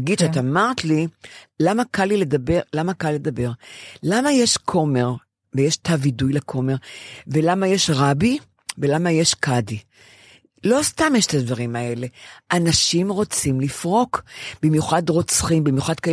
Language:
Hebrew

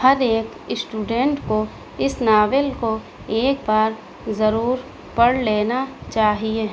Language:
Urdu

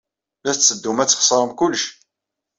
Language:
Kabyle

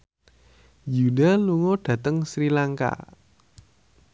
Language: Javanese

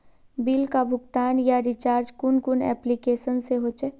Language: Magahi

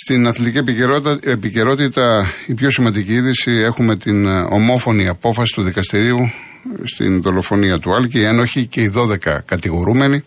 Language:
Greek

